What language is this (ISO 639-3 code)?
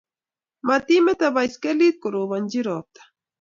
kln